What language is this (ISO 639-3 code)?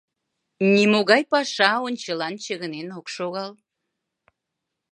chm